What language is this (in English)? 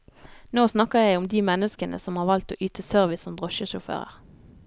Norwegian